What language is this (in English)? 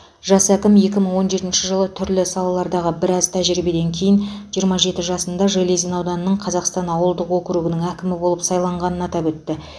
Kazakh